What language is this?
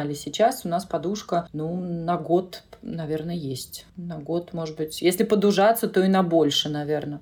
Russian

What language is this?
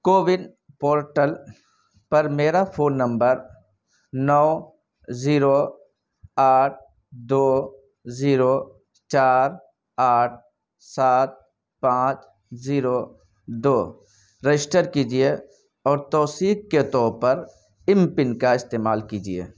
Urdu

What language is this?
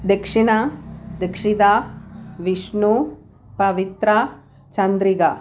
Malayalam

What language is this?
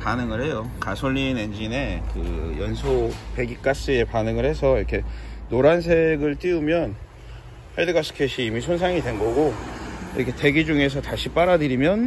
Korean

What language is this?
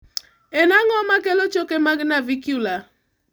Luo (Kenya and Tanzania)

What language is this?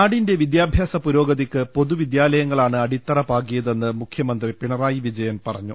Malayalam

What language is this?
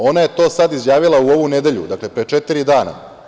Serbian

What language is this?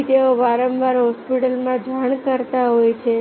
Gujarati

